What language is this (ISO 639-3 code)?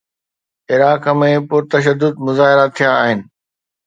snd